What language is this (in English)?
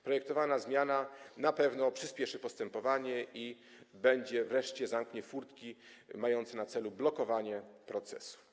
Polish